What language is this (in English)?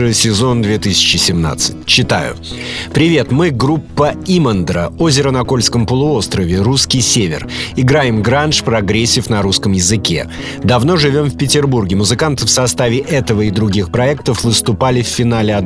Russian